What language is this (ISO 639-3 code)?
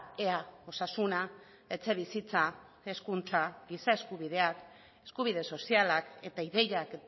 eus